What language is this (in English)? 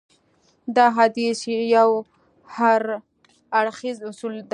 Pashto